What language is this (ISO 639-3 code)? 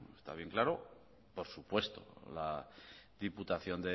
spa